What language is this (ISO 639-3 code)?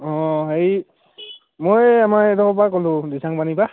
asm